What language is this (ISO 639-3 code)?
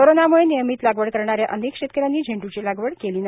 mar